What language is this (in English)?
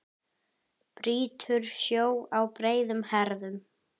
Icelandic